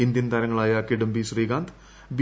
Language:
Malayalam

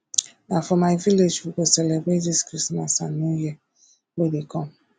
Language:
Nigerian Pidgin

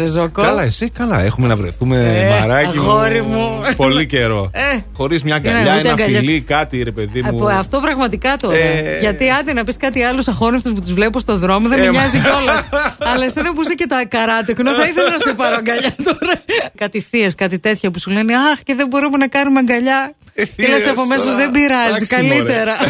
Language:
Greek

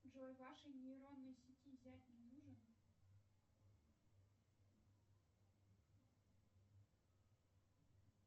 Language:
Russian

